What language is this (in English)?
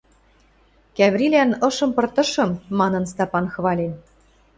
Western Mari